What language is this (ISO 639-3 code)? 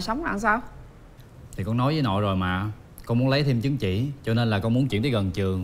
vie